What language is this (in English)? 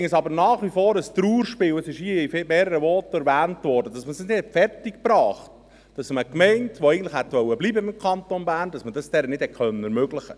Swiss German